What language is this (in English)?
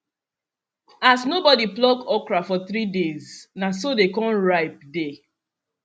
Nigerian Pidgin